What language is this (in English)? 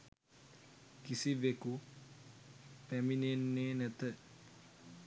Sinhala